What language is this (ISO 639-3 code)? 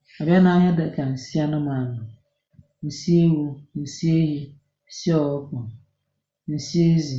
ibo